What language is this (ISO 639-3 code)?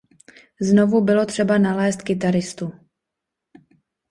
ces